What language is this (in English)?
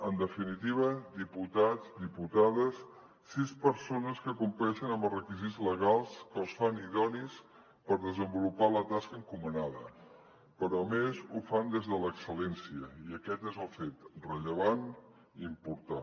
Catalan